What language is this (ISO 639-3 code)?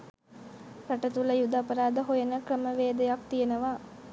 sin